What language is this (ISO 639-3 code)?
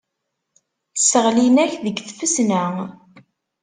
kab